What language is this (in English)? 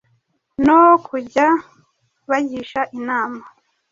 Kinyarwanda